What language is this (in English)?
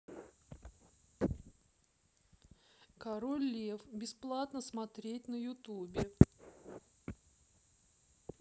Russian